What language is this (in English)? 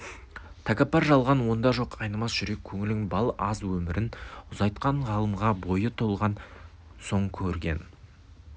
Kazakh